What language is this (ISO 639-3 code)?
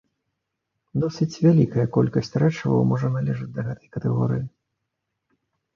bel